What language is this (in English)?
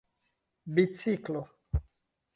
Esperanto